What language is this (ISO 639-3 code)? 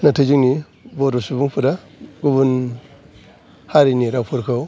brx